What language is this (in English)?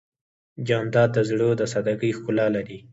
Pashto